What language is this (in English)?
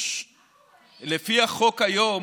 Hebrew